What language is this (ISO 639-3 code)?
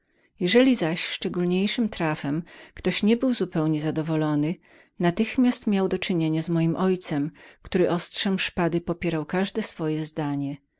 pol